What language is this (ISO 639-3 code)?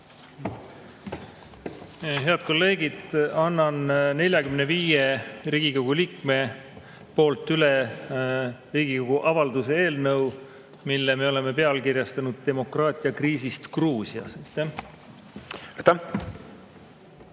est